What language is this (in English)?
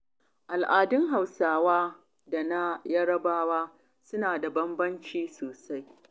Hausa